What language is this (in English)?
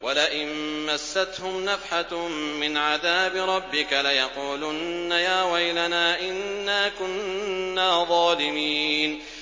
Arabic